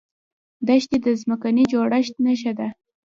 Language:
Pashto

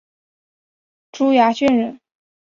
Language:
Chinese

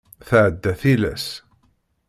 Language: Kabyle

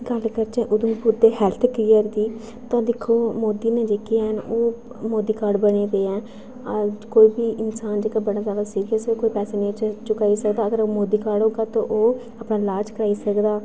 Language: Dogri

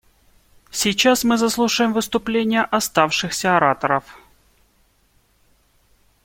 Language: Russian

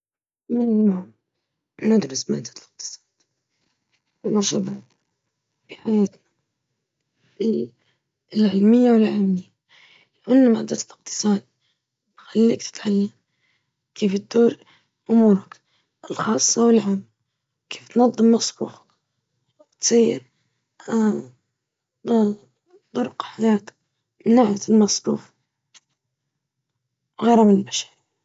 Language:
Libyan Arabic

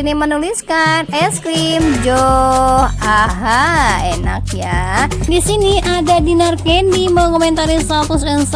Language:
Indonesian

